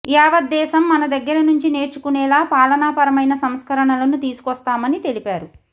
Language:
Telugu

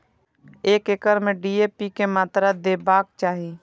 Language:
Maithili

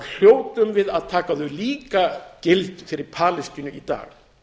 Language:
Icelandic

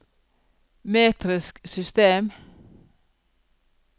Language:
Norwegian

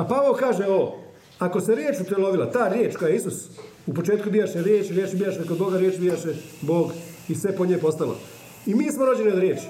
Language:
Croatian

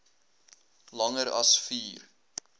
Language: Afrikaans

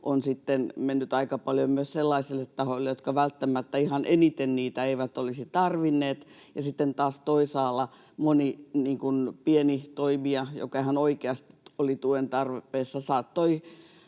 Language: Finnish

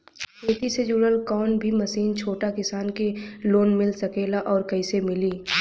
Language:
Bhojpuri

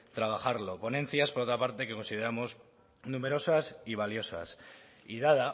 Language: Spanish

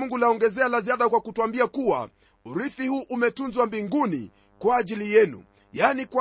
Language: Swahili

